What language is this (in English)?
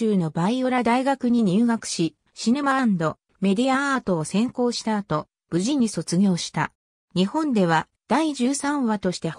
Japanese